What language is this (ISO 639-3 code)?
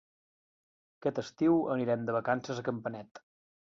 cat